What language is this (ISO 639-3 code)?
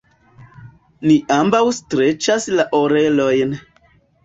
epo